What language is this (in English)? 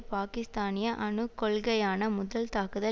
Tamil